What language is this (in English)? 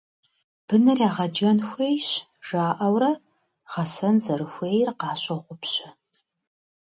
Kabardian